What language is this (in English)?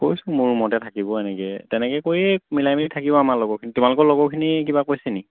Assamese